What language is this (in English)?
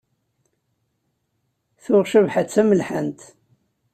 Kabyle